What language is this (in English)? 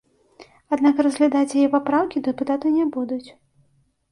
Belarusian